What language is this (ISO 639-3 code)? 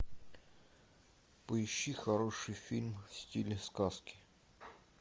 rus